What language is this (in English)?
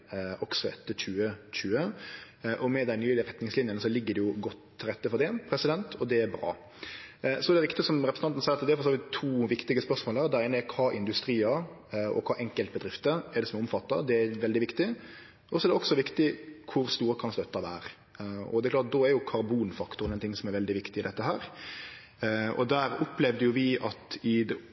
Norwegian Nynorsk